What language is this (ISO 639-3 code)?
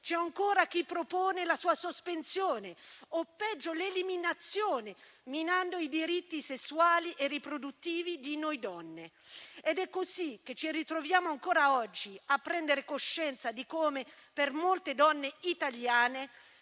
ita